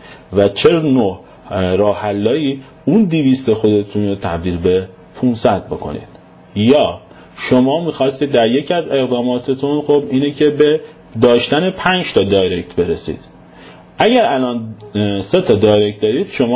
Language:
Persian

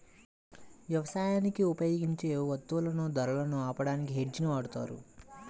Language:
Telugu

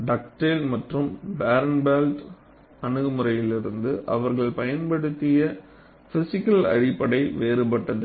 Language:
Tamil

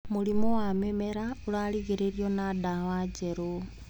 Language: Kikuyu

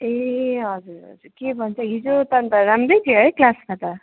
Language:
Nepali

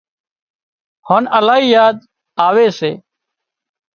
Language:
Wadiyara Koli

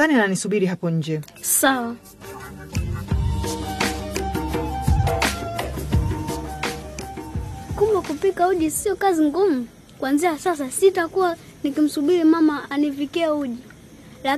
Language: Swahili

